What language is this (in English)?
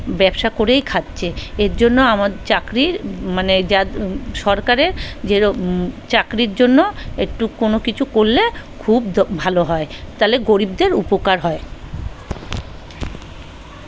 Bangla